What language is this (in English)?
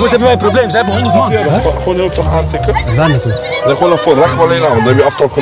Dutch